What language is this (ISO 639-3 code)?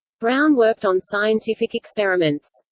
eng